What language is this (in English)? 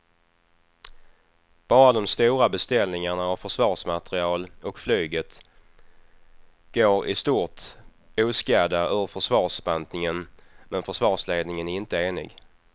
Swedish